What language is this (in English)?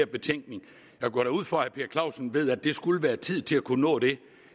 Danish